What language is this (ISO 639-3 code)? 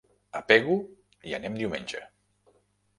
cat